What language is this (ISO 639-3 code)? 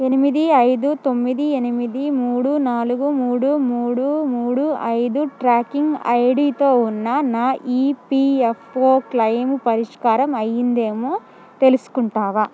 tel